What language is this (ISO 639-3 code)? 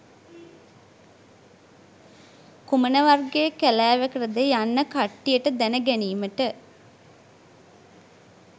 sin